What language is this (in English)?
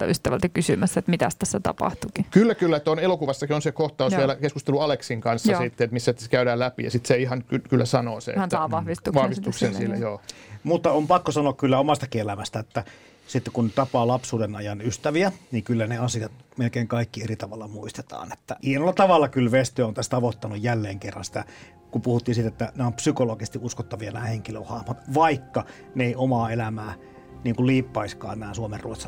Finnish